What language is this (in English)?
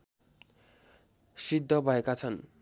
Nepali